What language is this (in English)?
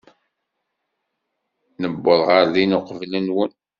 Kabyle